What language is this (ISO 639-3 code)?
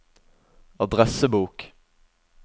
nor